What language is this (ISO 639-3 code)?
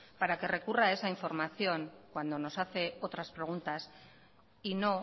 spa